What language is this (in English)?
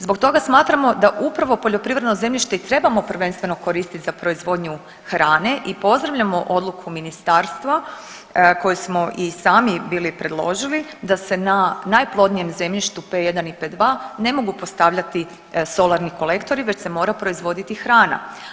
Croatian